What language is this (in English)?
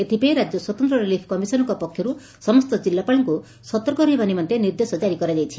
Odia